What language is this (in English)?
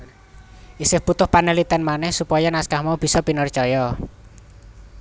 Javanese